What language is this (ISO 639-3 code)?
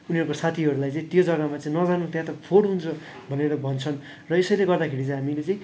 nep